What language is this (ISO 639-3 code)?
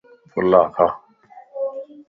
lss